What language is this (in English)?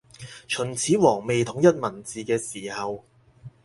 Cantonese